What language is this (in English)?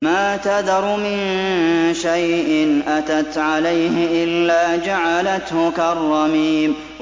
Arabic